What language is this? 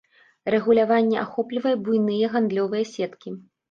Belarusian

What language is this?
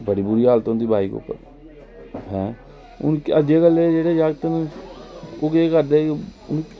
Dogri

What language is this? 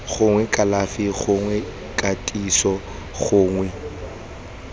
Tswana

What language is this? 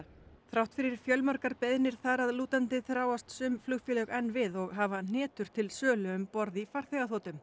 Icelandic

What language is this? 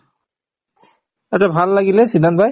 Assamese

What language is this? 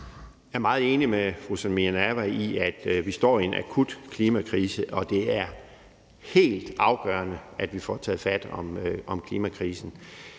Danish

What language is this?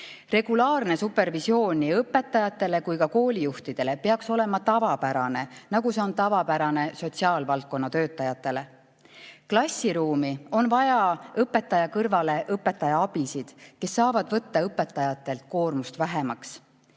Estonian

